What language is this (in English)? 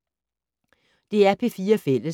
Danish